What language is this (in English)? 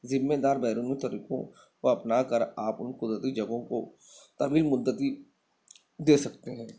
Urdu